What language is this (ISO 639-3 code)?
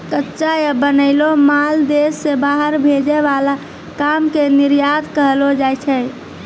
mai